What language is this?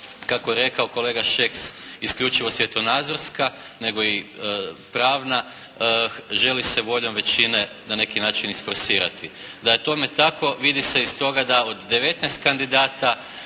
Croatian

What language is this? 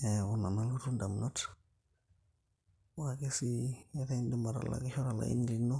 Masai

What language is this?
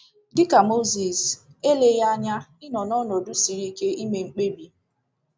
Igbo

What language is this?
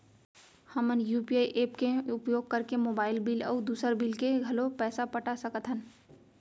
Chhattisgarhi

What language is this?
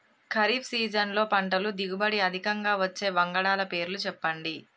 Telugu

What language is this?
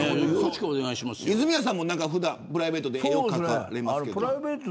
Japanese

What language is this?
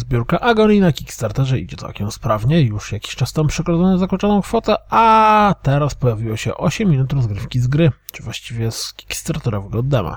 Polish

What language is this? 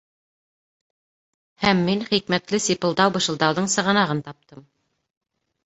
Bashkir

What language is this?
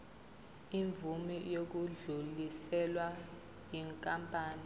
Zulu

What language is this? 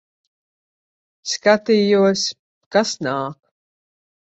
Latvian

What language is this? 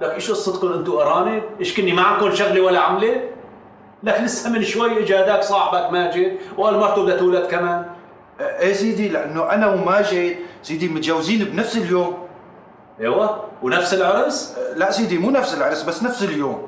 Arabic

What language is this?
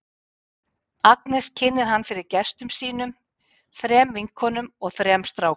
Icelandic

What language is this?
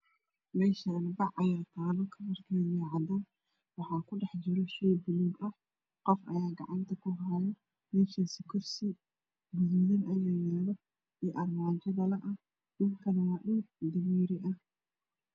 Somali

